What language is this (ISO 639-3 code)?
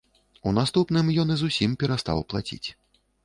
bel